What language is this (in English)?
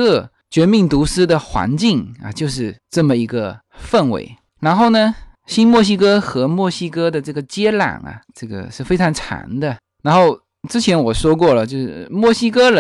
Chinese